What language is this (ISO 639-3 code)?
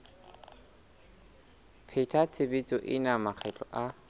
sot